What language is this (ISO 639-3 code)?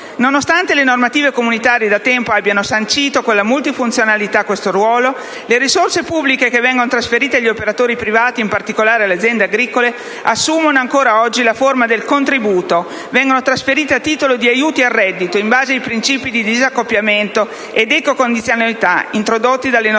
ita